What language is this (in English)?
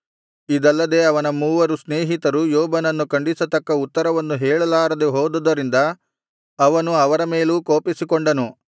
Kannada